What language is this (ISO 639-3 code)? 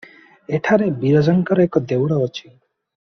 ori